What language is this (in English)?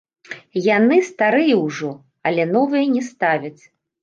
Belarusian